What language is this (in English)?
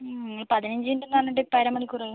Malayalam